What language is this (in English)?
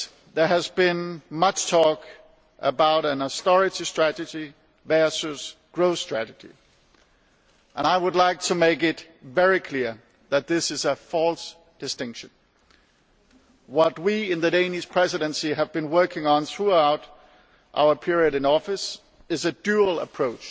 English